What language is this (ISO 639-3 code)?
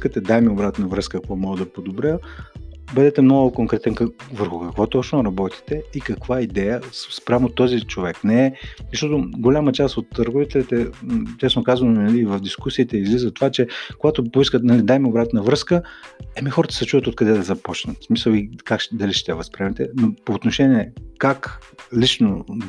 bul